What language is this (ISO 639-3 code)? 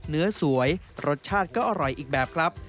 tha